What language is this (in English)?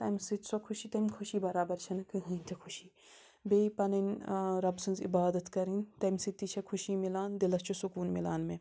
Kashmiri